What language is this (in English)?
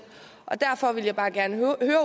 Danish